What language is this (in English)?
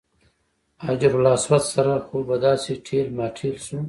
Pashto